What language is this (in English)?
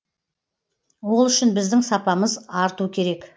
Kazakh